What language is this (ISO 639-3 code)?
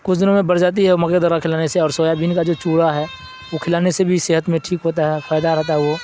urd